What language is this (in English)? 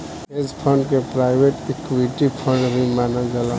Bhojpuri